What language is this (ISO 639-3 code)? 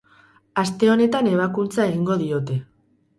eus